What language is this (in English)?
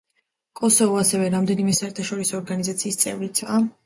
Georgian